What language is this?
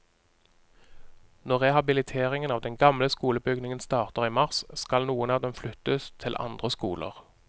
Norwegian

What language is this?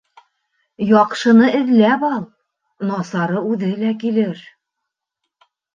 Bashkir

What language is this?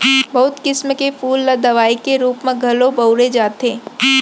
Chhattisgarhi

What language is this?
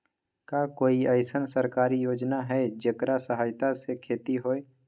Magahi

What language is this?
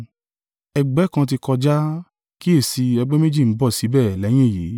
Yoruba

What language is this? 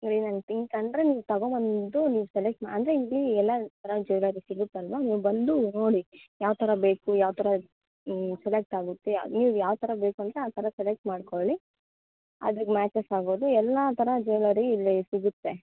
Kannada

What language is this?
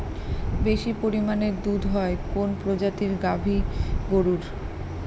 Bangla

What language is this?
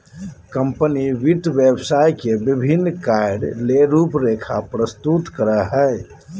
Magahi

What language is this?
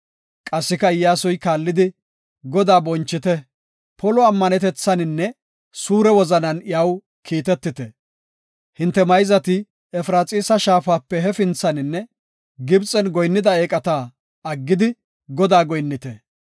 Gofa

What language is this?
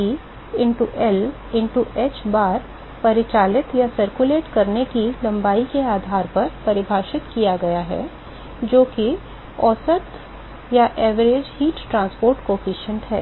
Hindi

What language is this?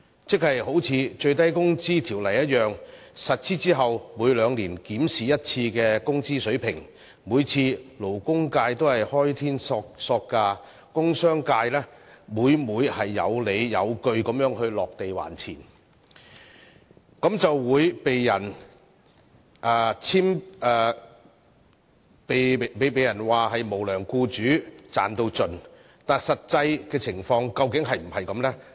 Cantonese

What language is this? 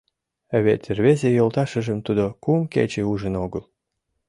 Mari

